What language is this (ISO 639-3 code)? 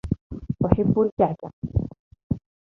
ara